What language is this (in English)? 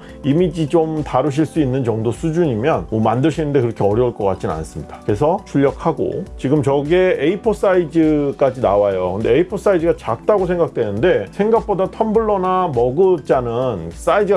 Korean